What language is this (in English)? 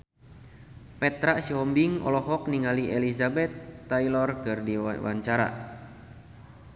Sundanese